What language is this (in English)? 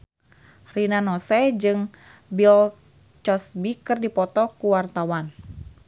Sundanese